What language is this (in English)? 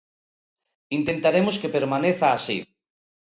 Galician